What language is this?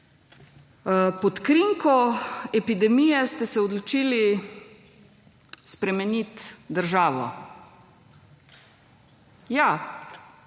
Slovenian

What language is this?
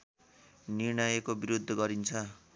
Nepali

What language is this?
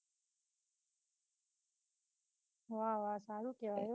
Gujarati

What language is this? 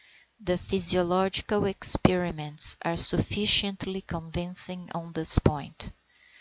English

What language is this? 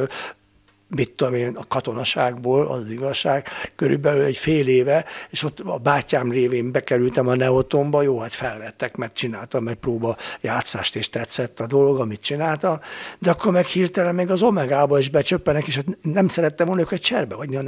Hungarian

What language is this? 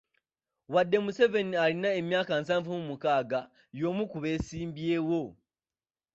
Ganda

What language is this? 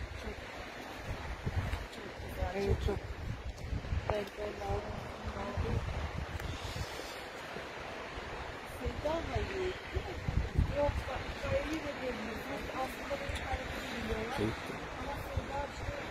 Turkish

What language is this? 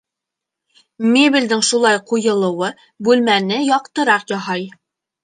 Bashkir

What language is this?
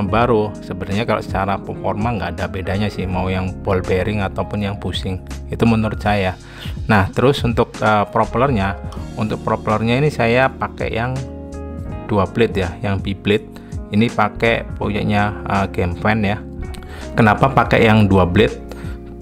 Indonesian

